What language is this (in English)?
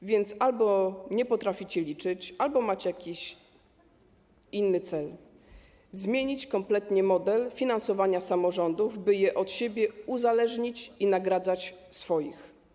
Polish